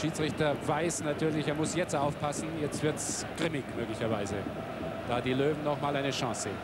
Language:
German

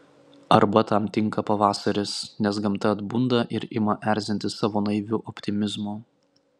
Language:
Lithuanian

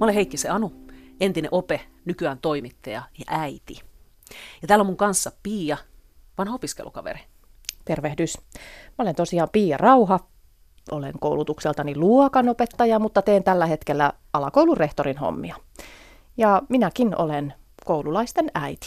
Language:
Finnish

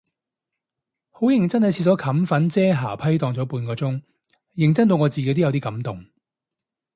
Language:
Cantonese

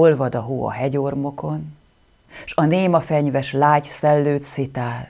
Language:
Hungarian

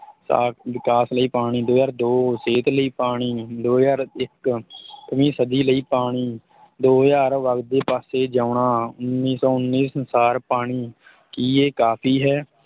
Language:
Punjabi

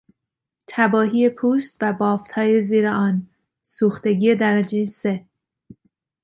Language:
Persian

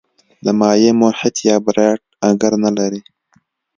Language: Pashto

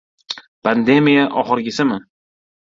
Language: Uzbek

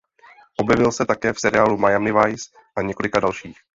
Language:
Czech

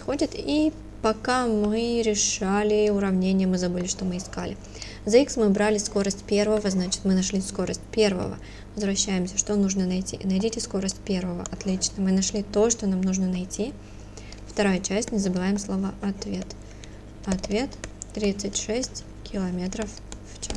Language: Russian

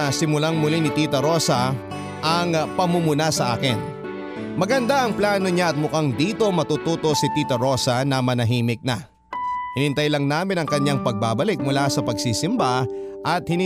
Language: Filipino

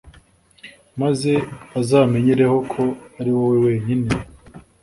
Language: Kinyarwanda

